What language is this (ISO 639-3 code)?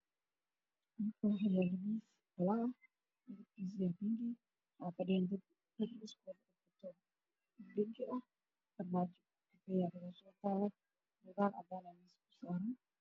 som